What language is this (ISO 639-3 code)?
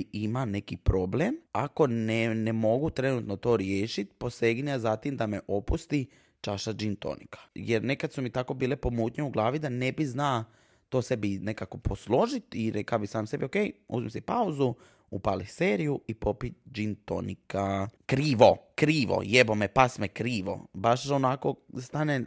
hrv